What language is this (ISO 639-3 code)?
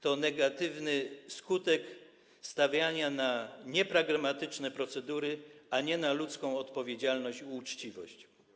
pol